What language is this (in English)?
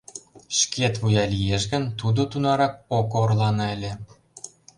Mari